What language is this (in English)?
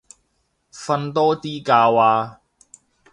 Cantonese